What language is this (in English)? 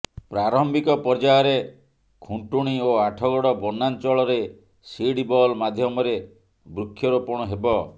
Odia